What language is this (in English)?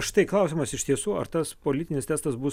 Lithuanian